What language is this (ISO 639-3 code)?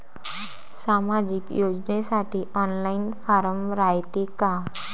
mar